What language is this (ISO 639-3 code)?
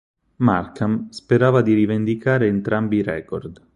ita